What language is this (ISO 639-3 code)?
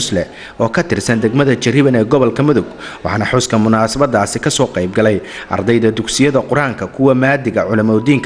ara